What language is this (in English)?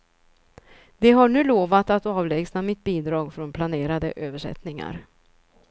Swedish